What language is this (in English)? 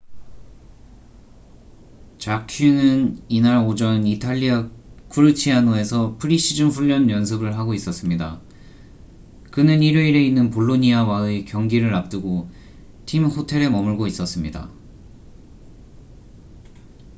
Korean